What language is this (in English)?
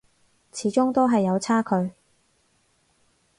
Cantonese